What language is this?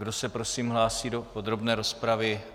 Czech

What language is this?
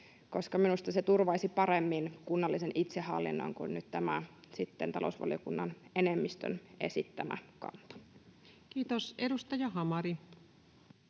Finnish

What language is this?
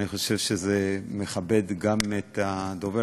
Hebrew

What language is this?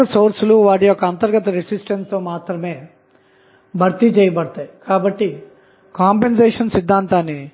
Telugu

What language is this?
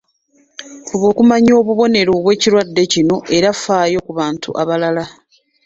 Ganda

